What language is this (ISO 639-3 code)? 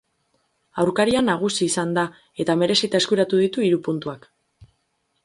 eus